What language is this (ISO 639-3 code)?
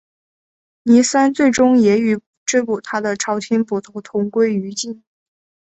zho